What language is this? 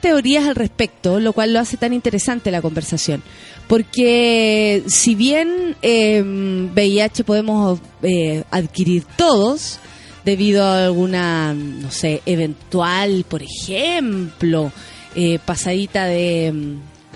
Spanish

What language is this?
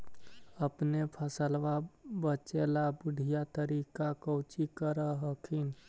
Magahi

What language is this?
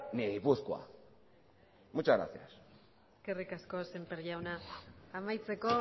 Basque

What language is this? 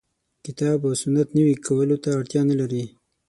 Pashto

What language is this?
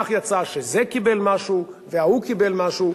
Hebrew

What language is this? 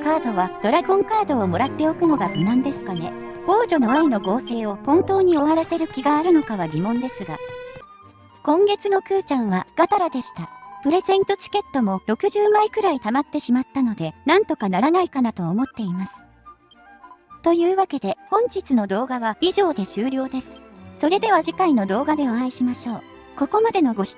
Japanese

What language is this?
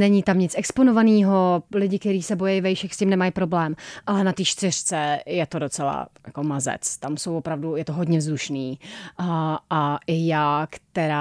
Czech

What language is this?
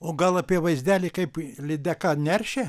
Lithuanian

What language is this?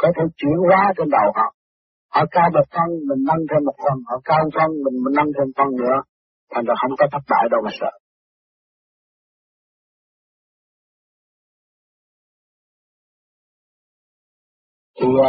Vietnamese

